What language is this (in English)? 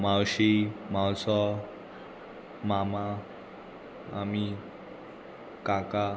Konkani